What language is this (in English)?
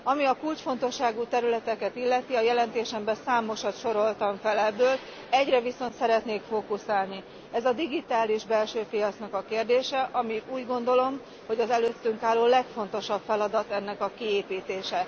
Hungarian